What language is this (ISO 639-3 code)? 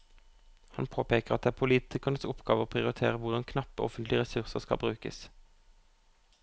nor